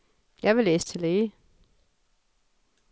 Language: Danish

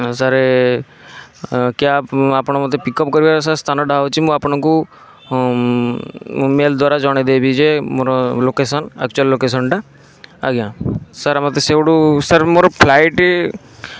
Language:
Odia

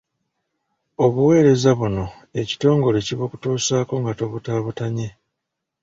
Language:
Ganda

